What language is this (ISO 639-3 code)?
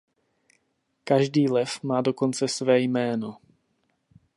ces